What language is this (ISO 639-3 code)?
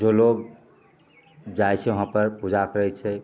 mai